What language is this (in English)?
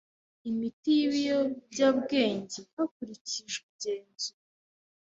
Kinyarwanda